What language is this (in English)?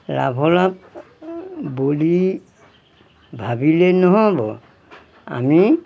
Assamese